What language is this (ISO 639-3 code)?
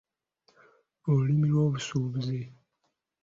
lug